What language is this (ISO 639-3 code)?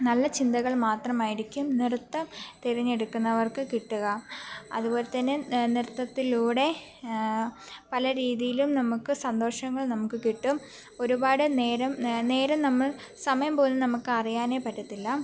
mal